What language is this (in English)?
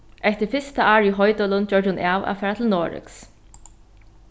Faroese